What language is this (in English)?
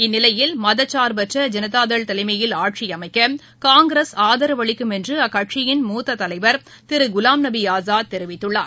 Tamil